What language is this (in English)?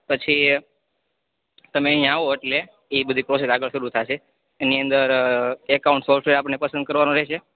Gujarati